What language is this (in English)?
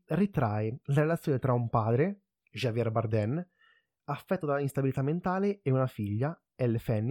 Italian